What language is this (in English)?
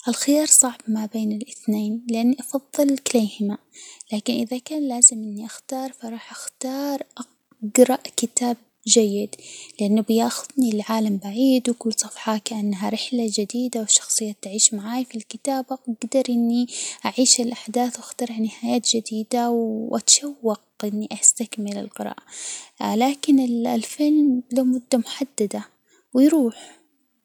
Hijazi Arabic